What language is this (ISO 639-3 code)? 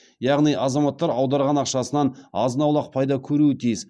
kaz